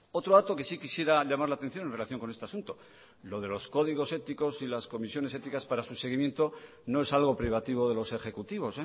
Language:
Spanish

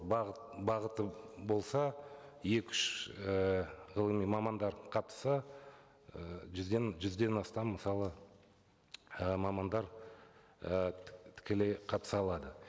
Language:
Kazakh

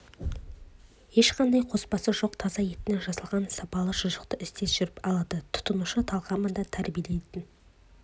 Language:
Kazakh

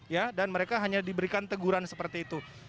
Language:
Indonesian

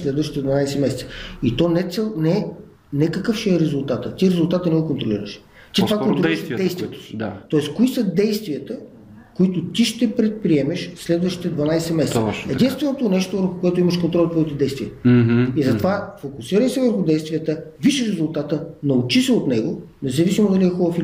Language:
Bulgarian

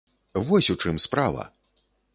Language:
Belarusian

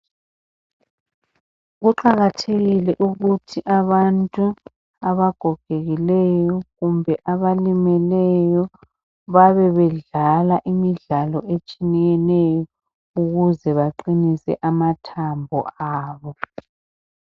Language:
North Ndebele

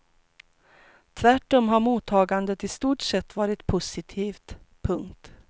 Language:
Swedish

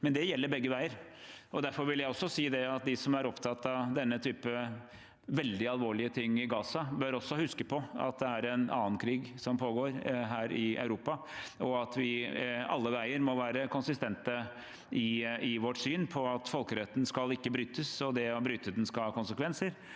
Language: Norwegian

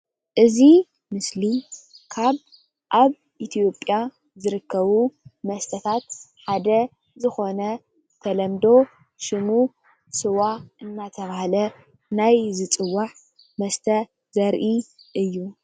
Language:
Tigrinya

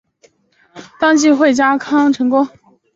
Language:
Chinese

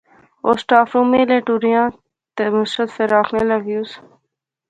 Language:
Pahari-Potwari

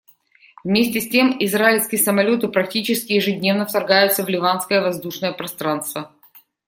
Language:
Russian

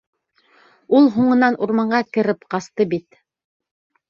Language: Bashkir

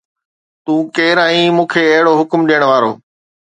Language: Sindhi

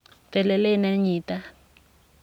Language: Kalenjin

